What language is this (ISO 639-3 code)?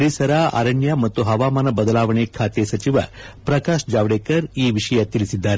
kan